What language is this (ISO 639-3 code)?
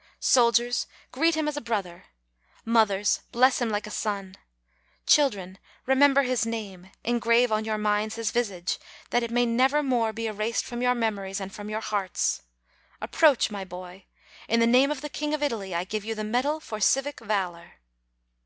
eng